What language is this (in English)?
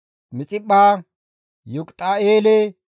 Gamo